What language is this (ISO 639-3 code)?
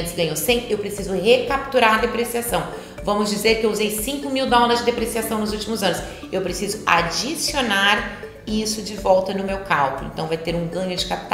por